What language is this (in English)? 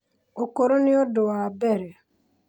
Kikuyu